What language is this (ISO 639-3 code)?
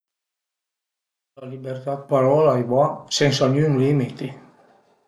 pms